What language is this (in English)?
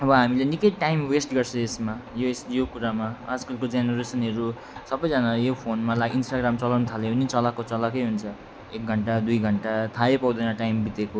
Nepali